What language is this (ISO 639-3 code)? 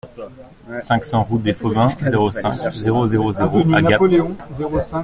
fra